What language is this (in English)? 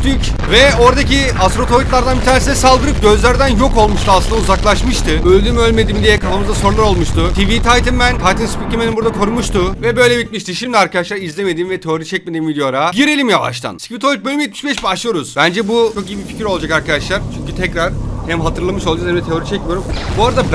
Turkish